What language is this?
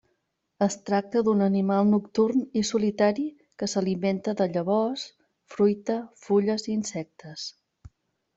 Catalan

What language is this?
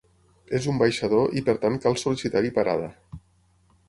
Catalan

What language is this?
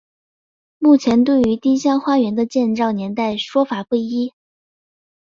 Chinese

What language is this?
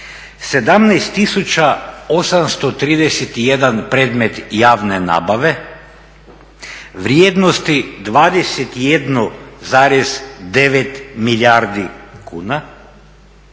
Croatian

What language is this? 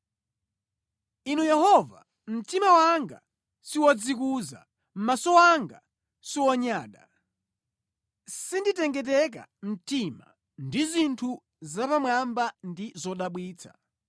Nyanja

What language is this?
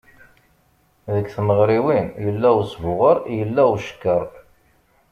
Kabyle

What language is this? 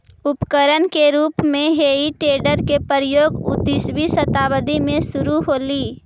Magahi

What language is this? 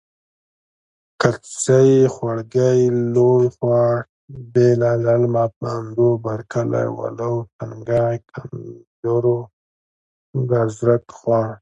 Pashto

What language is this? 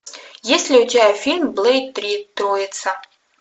Russian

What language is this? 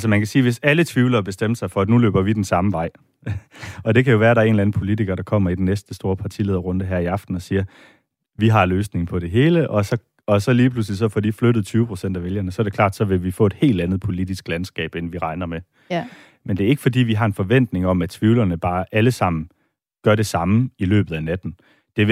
Danish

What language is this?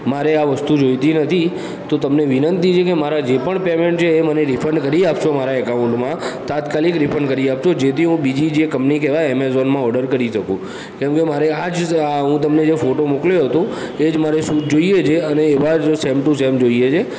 Gujarati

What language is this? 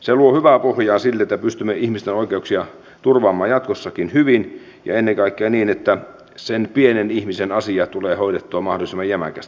Finnish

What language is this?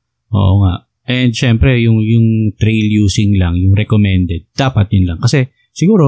Filipino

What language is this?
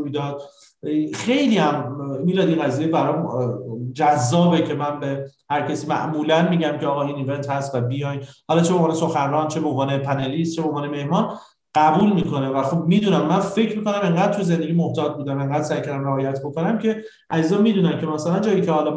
Persian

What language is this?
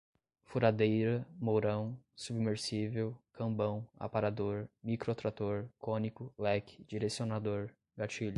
Portuguese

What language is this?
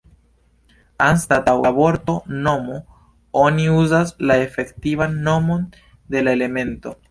Esperanto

